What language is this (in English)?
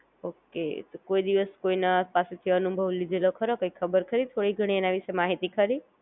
Gujarati